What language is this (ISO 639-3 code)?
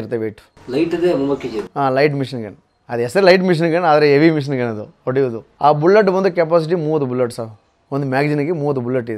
kan